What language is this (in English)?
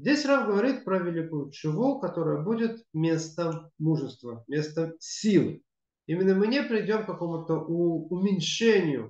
Russian